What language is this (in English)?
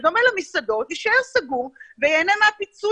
Hebrew